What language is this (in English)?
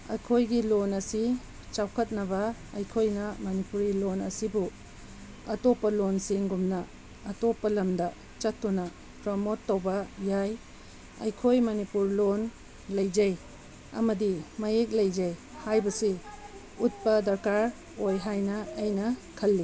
Manipuri